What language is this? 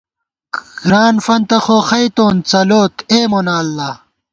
Gawar-Bati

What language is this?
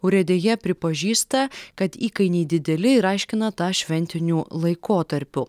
Lithuanian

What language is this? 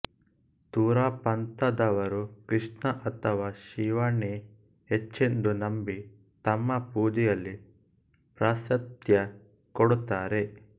Kannada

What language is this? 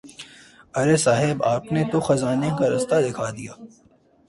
Urdu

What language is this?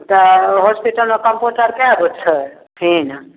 Maithili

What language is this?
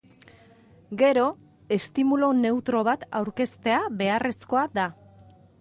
Basque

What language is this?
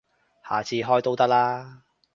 Cantonese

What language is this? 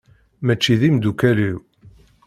Kabyle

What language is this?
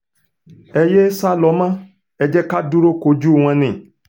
Yoruba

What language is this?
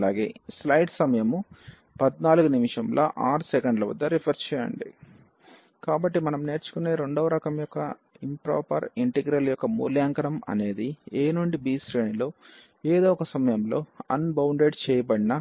Telugu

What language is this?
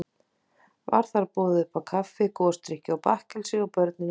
Icelandic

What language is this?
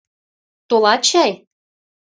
Mari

